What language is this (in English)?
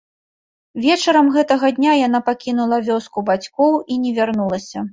Belarusian